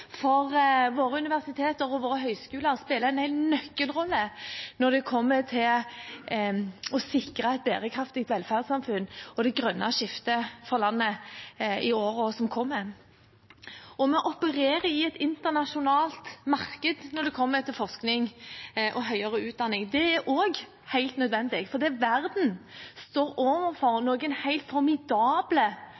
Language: Norwegian Bokmål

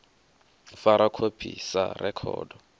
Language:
Venda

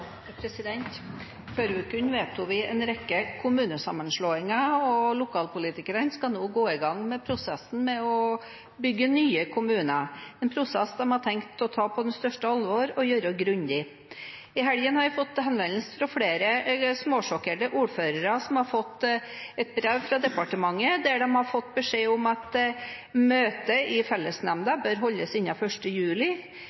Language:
Norwegian Bokmål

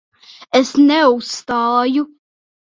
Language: Latvian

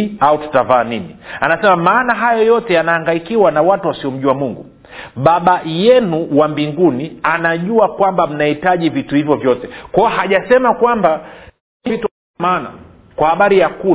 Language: Swahili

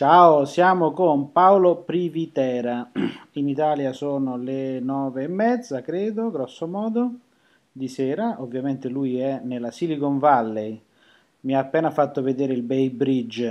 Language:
Italian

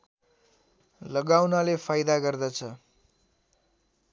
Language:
Nepali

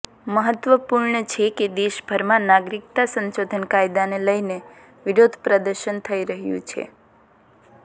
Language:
Gujarati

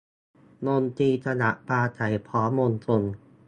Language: Thai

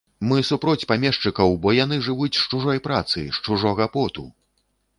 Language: Belarusian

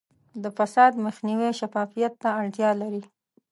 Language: Pashto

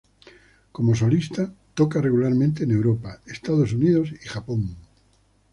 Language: Spanish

